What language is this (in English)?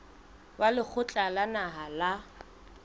Southern Sotho